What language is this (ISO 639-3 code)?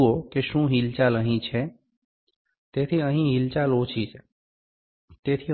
guj